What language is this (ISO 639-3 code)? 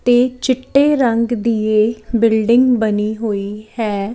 pan